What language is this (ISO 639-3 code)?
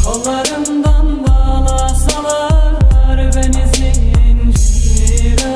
tur